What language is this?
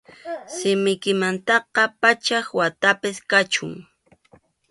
Arequipa-La Unión Quechua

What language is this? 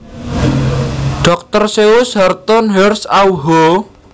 Javanese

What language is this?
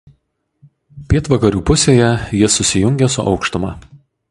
Lithuanian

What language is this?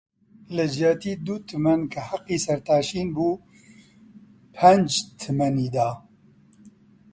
Central Kurdish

